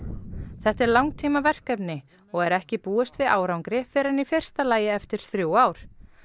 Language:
Icelandic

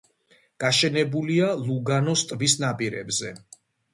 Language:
Georgian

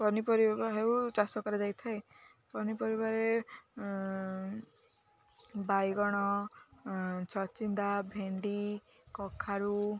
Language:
Odia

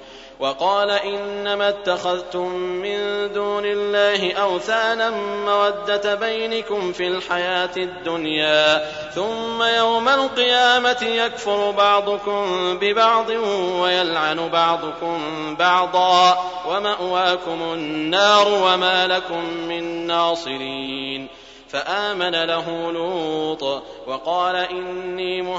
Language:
Arabic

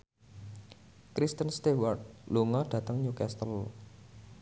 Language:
Javanese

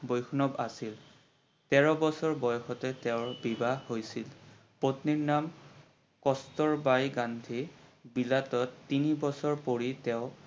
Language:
Assamese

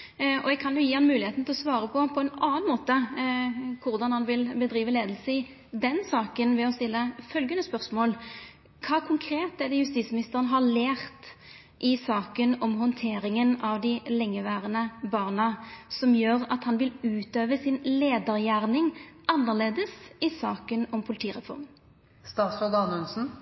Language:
Norwegian Nynorsk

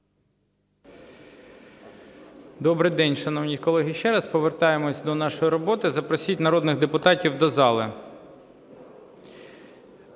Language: Ukrainian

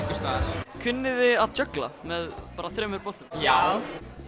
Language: Icelandic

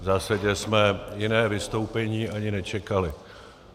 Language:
Czech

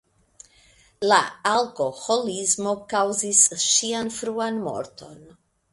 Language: Esperanto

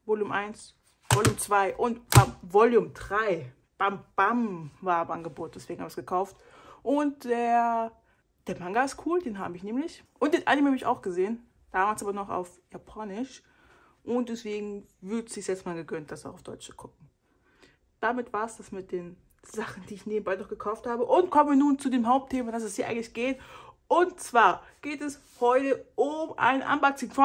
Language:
German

